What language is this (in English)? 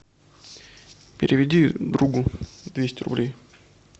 Russian